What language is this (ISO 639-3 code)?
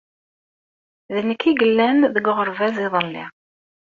kab